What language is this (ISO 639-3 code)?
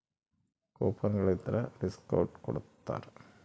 kan